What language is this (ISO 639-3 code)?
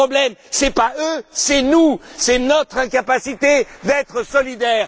fra